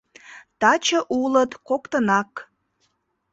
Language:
Mari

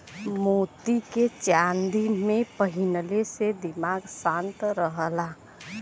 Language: Bhojpuri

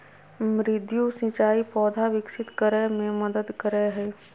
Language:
Magahi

